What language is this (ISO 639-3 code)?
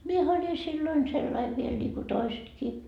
fin